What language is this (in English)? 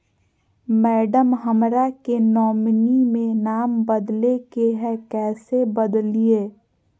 Magahi